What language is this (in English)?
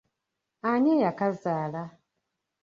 Ganda